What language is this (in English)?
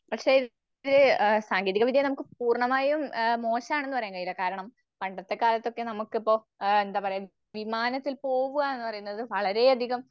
Malayalam